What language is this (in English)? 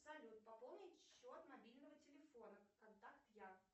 Russian